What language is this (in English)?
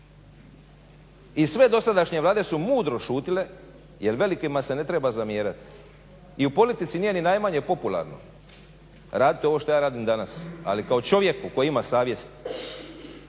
Croatian